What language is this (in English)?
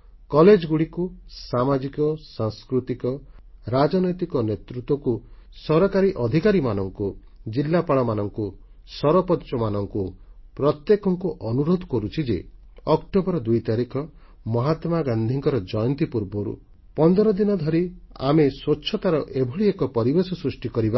Odia